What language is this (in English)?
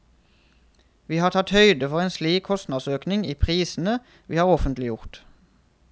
Norwegian